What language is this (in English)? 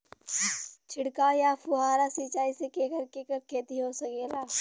Bhojpuri